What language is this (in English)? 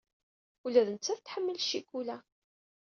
Kabyle